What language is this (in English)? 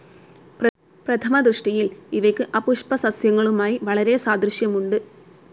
Malayalam